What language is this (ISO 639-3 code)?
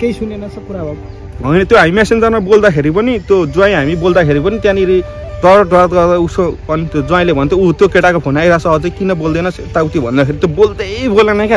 tha